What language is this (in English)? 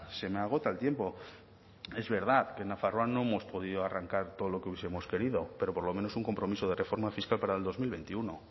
Spanish